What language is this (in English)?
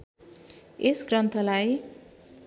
Nepali